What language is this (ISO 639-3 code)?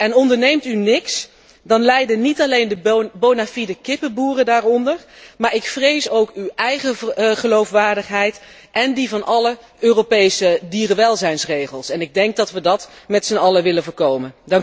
nld